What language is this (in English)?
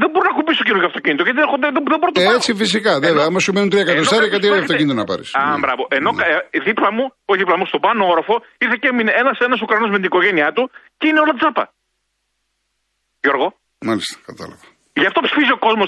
Greek